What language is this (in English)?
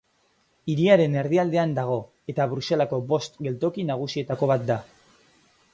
Basque